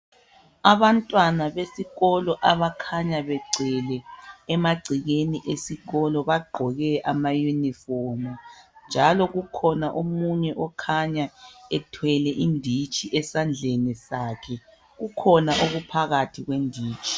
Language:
North Ndebele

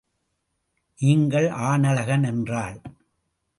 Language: Tamil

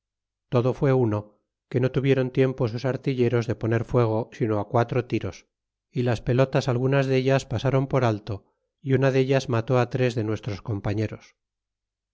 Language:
Spanish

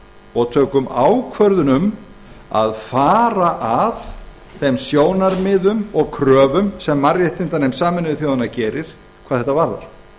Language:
Icelandic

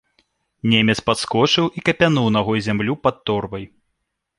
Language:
Belarusian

